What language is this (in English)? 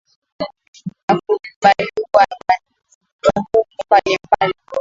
Swahili